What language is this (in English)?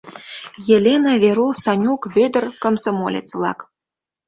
Mari